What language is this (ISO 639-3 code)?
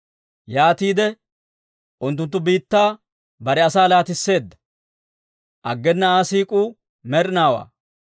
dwr